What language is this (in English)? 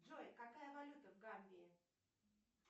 Russian